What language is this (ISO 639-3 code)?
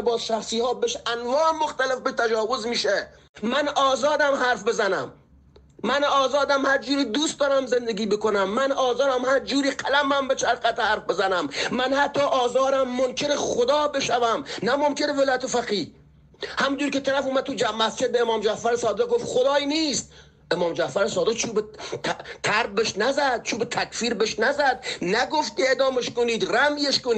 fas